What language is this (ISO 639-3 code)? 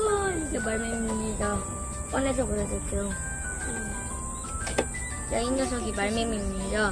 kor